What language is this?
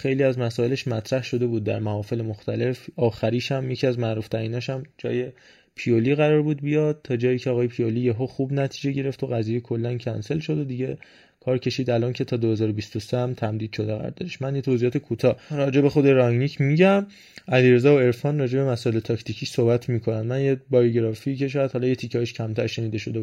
Persian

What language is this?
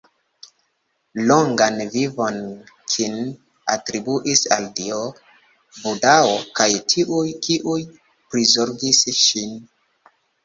Esperanto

